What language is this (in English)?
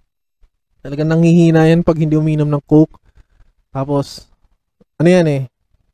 Filipino